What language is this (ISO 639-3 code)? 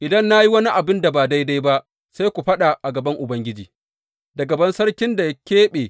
hau